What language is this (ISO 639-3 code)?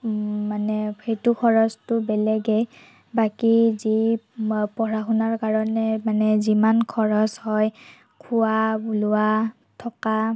asm